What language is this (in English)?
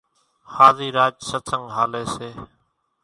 Kachi Koli